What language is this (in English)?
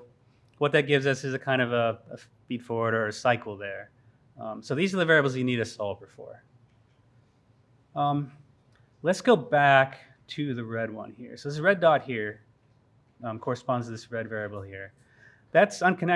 English